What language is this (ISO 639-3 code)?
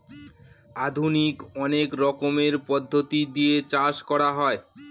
ben